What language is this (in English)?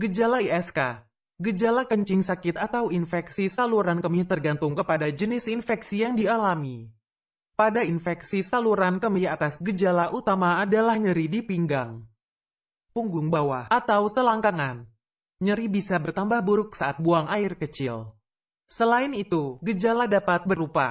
Indonesian